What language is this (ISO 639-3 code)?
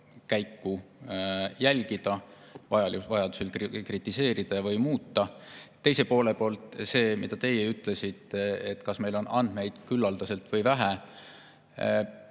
est